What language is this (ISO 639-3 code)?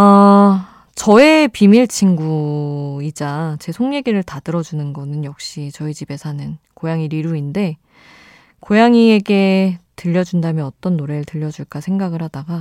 kor